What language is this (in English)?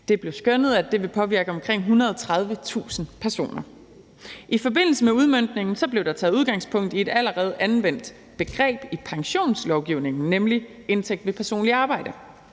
Danish